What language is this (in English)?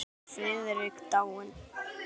Icelandic